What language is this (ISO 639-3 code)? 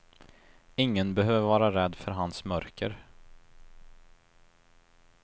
swe